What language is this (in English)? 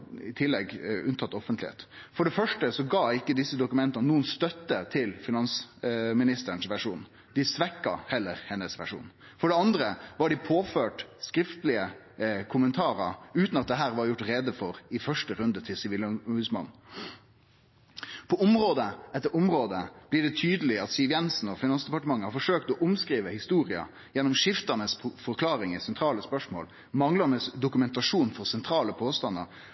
Norwegian Nynorsk